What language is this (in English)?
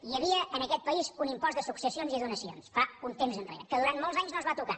Catalan